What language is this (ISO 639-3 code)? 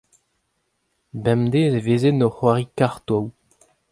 bre